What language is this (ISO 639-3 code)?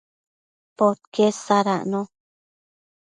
mcf